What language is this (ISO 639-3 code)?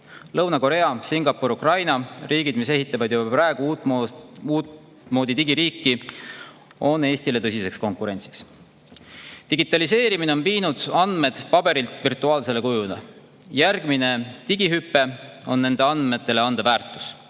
est